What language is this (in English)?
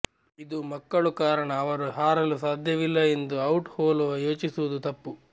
Kannada